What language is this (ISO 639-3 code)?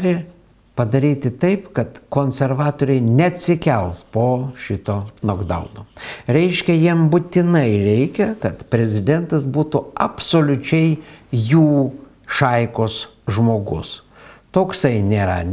lit